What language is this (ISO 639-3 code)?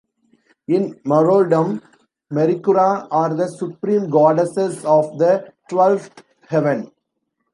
eng